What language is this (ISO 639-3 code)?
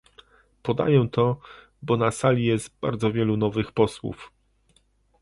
pol